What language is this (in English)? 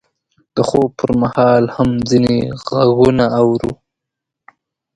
Pashto